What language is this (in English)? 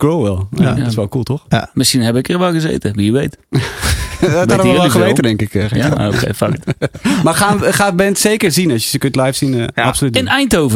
Dutch